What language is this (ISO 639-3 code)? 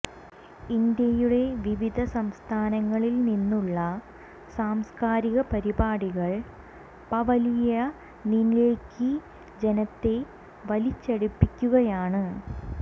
mal